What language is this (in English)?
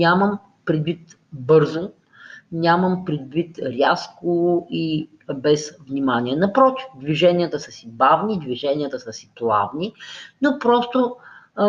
Bulgarian